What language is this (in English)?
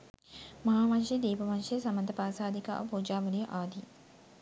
Sinhala